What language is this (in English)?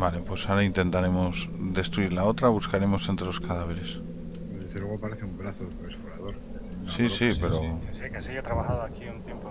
Spanish